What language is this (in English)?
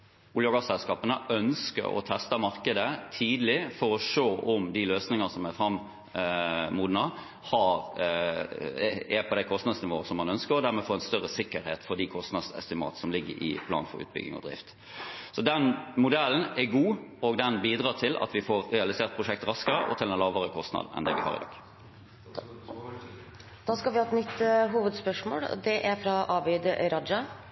Norwegian